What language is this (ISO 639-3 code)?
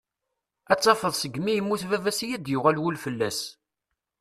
kab